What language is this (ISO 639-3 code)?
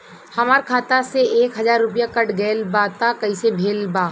bho